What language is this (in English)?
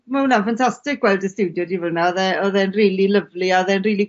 Welsh